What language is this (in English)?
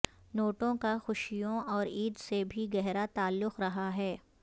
Urdu